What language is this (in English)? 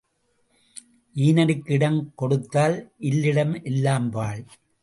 Tamil